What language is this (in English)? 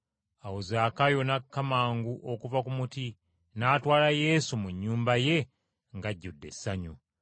Ganda